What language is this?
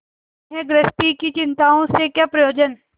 Hindi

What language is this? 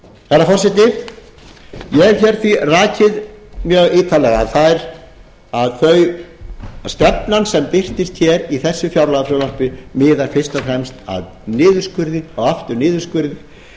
Icelandic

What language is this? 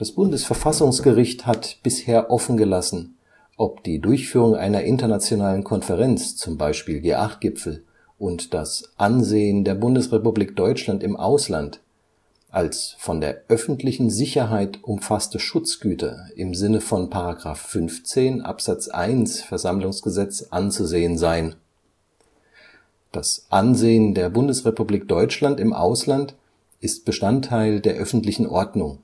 German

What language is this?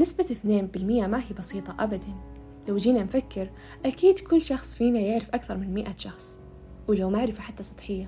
Arabic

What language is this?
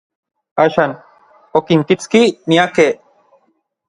Orizaba Nahuatl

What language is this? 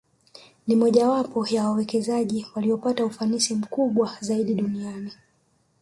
Swahili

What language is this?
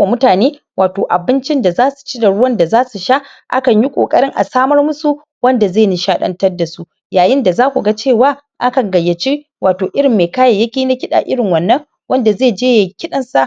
Hausa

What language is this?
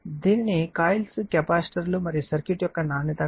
Telugu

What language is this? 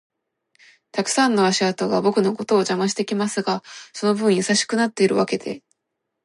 Japanese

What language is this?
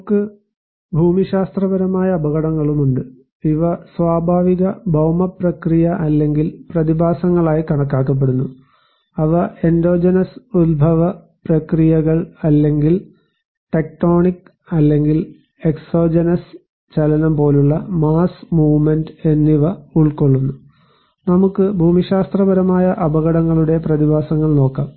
Malayalam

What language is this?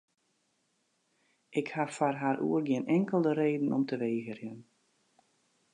Western Frisian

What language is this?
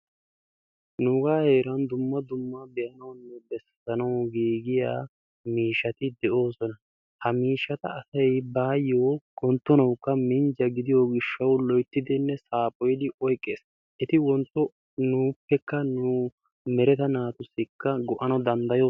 Wolaytta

